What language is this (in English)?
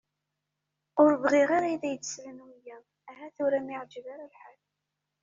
Kabyle